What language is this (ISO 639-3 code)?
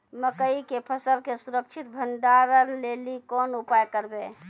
mai